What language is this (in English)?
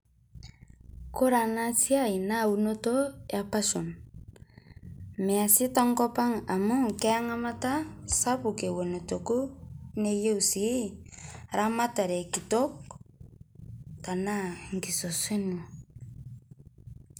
Masai